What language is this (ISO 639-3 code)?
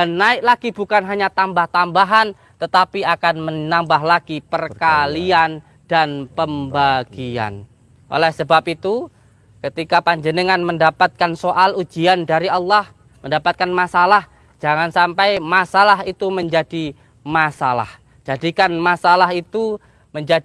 ind